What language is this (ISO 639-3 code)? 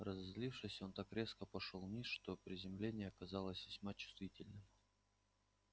rus